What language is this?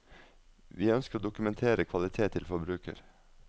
Norwegian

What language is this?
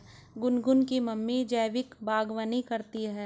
Hindi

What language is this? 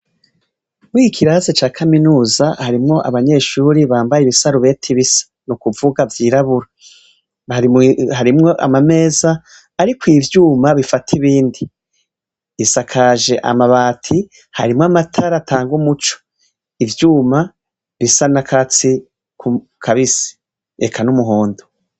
Rundi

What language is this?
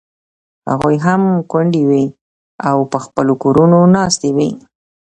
Pashto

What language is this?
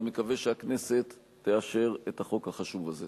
Hebrew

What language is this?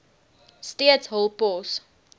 Afrikaans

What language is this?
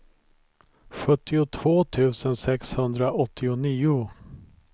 Swedish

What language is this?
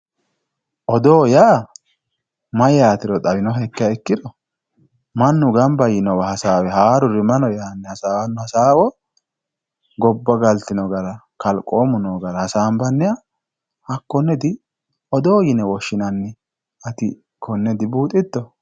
Sidamo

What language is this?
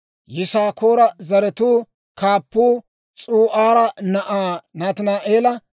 Dawro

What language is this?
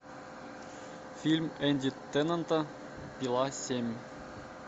Russian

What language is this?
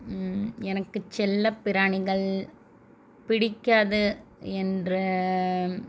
Tamil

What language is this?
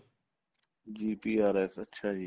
Punjabi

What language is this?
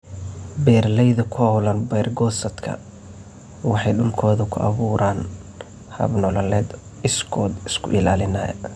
Somali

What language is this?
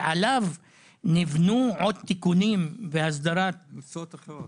Hebrew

